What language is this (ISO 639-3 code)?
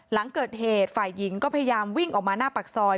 tha